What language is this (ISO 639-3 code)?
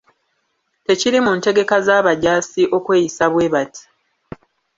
lug